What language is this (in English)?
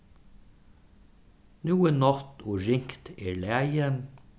Faroese